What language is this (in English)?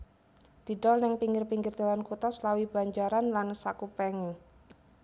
Javanese